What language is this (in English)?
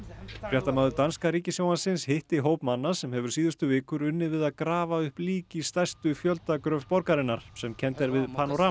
Icelandic